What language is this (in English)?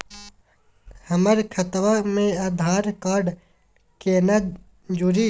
Magahi